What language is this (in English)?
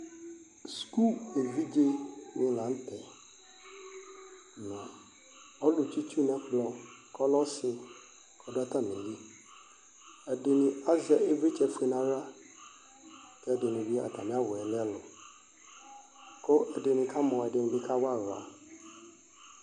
Ikposo